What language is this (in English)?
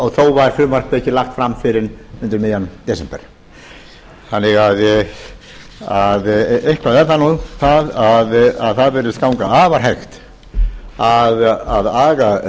Icelandic